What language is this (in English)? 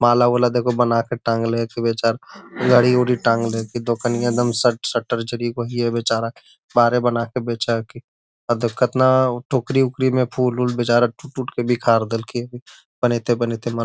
Magahi